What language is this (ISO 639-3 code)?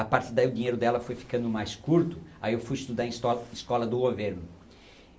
por